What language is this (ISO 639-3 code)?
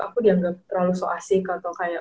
ind